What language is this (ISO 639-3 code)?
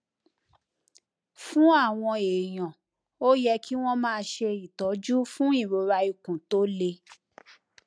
yor